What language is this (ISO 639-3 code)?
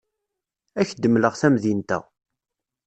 kab